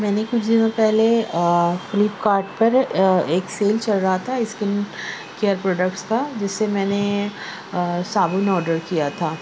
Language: Urdu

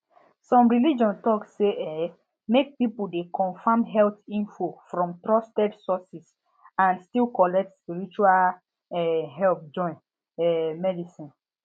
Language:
Nigerian Pidgin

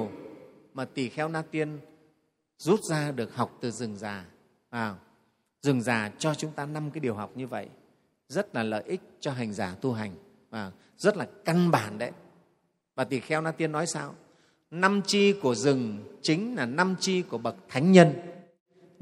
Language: Vietnamese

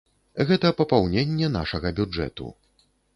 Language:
Belarusian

